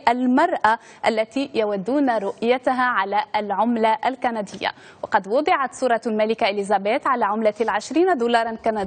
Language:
Arabic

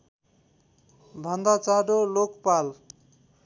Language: Nepali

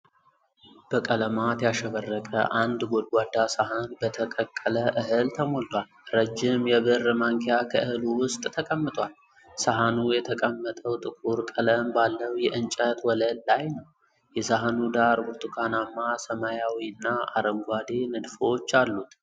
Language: Amharic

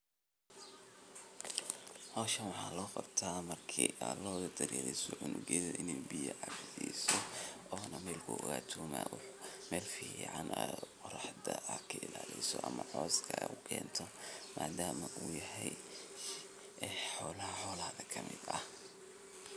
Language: Somali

